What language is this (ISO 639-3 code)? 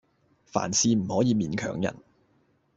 yue